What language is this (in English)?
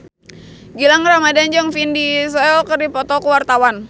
Sundanese